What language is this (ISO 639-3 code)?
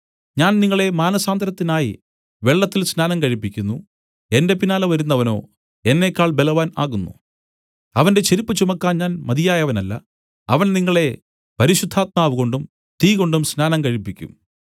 mal